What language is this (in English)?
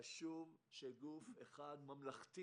Hebrew